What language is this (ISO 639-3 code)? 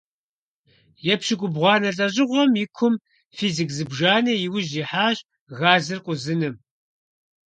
kbd